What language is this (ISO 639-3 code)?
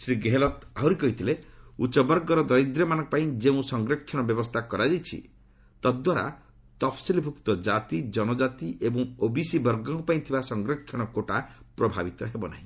ori